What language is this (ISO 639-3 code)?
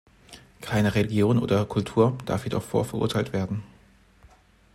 deu